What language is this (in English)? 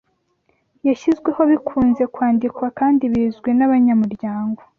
Kinyarwanda